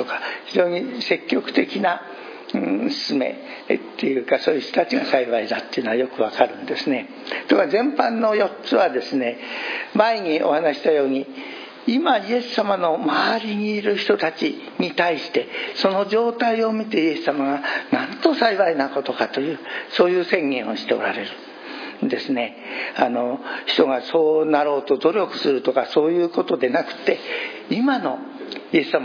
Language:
Japanese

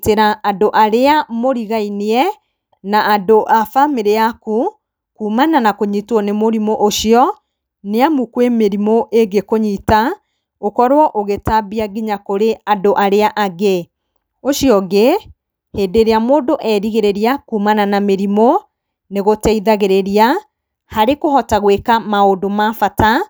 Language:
Kikuyu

